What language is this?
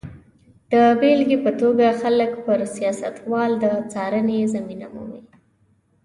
Pashto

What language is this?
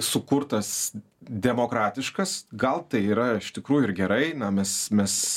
Lithuanian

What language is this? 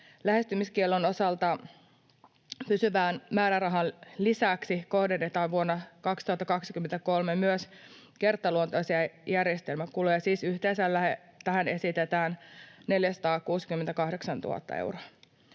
Finnish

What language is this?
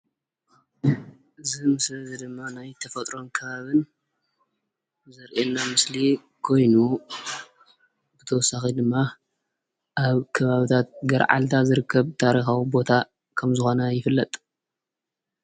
Tigrinya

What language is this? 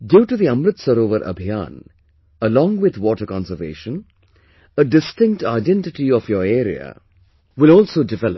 English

